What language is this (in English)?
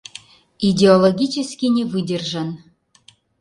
Mari